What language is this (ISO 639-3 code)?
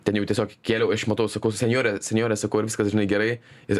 lit